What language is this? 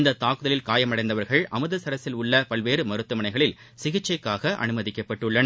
Tamil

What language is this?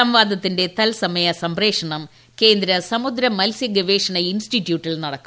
Malayalam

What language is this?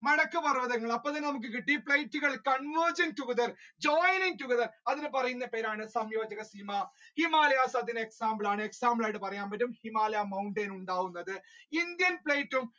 Malayalam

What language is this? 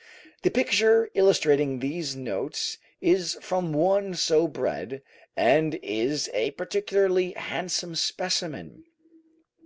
English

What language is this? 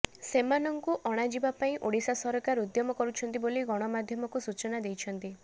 Odia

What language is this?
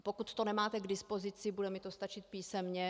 Czech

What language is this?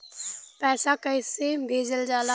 Bhojpuri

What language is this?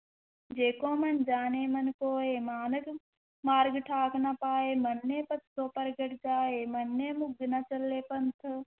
Punjabi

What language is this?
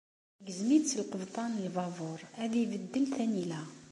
Kabyle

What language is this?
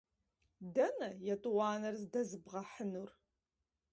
Kabardian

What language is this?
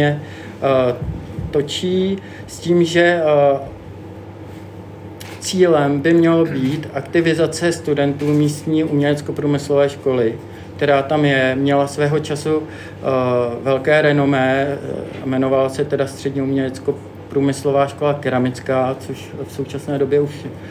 Czech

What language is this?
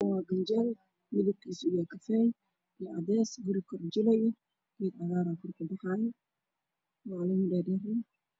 Somali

